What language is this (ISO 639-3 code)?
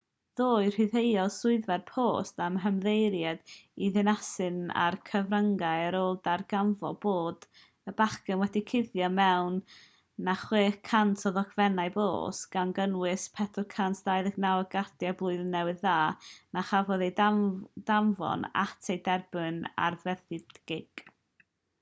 cym